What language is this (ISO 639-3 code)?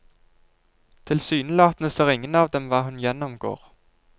nor